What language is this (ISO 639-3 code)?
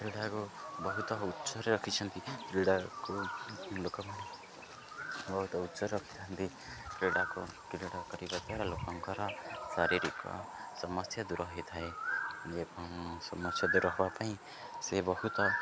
ori